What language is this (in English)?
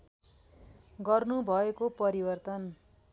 Nepali